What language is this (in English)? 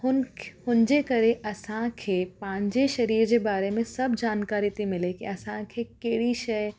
Sindhi